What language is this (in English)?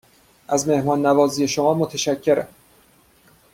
Persian